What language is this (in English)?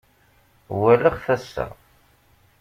Kabyle